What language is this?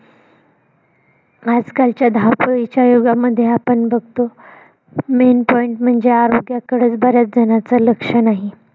Marathi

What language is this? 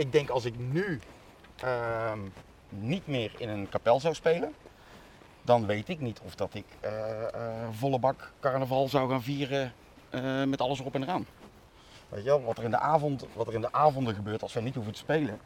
Dutch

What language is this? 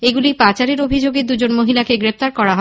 Bangla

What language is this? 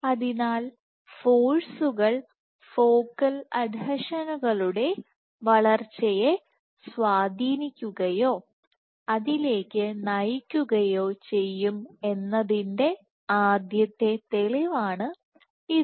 Malayalam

